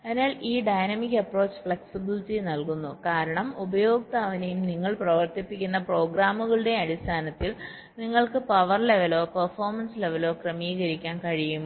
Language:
Malayalam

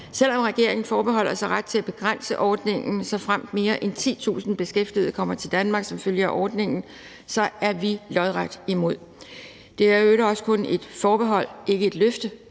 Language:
Danish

